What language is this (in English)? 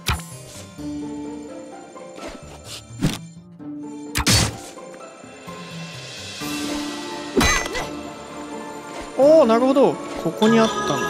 Japanese